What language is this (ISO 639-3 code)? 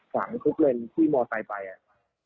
tha